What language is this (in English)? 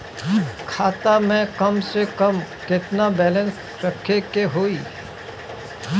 Bhojpuri